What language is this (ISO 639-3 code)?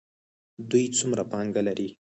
pus